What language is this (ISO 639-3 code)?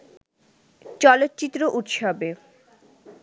ben